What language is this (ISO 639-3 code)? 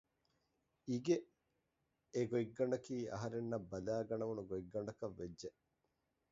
div